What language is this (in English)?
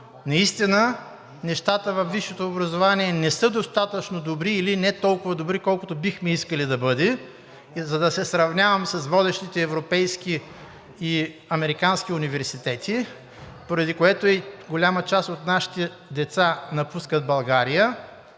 Bulgarian